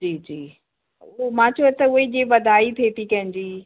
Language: Sindhi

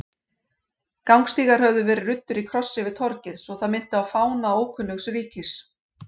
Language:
Icelandic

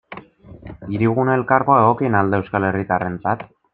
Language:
Basque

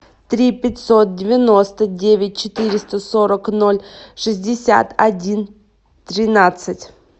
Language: Russian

